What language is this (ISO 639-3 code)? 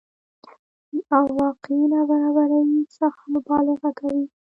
pus